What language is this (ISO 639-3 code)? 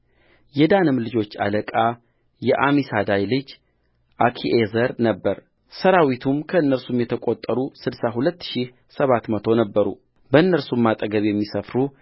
amh